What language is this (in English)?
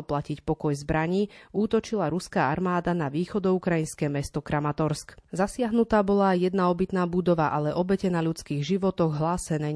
Slovak